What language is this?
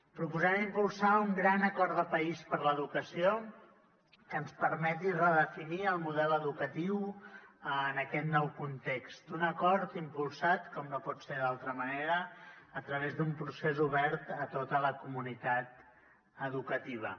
Catalan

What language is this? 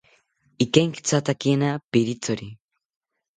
South Ucayali Ashéninka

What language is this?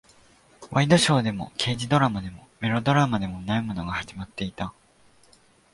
Japanese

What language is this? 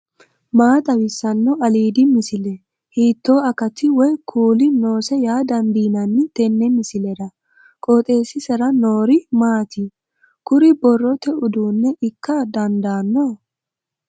Sidamo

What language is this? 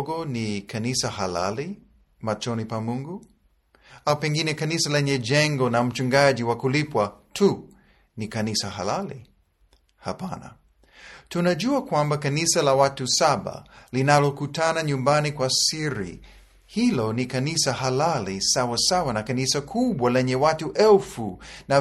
Swahili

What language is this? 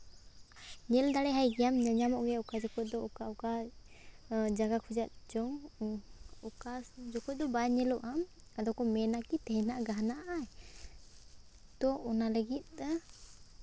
Santali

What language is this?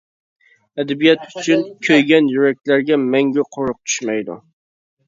Uyghur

